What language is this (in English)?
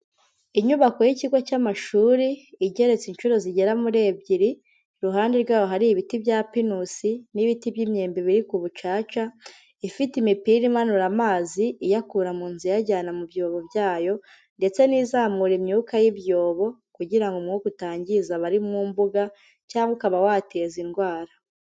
Kinyarwanda